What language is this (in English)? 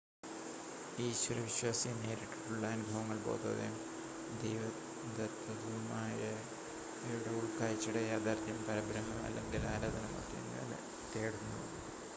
Malayalam